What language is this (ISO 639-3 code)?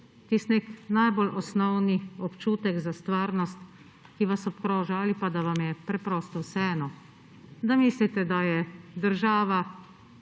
slv